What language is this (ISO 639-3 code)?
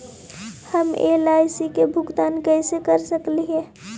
mag